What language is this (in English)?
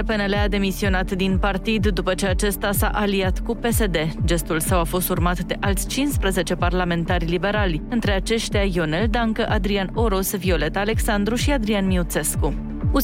Romanian